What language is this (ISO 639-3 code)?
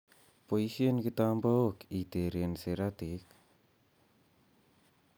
kln